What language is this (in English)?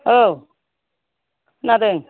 Bodo